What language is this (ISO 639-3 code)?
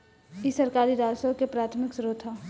bho